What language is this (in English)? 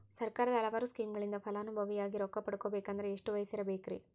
Kannada